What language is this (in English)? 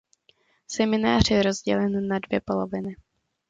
Czech